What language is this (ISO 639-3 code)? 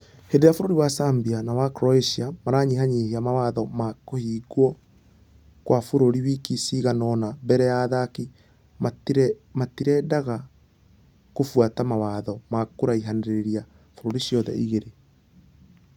kik